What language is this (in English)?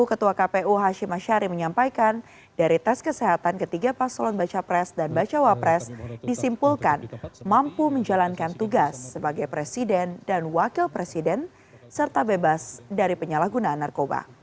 Indonesian